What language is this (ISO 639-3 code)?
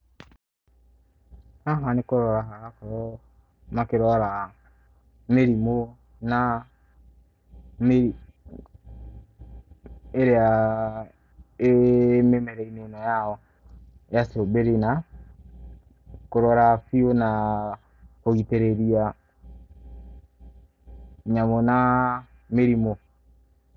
kik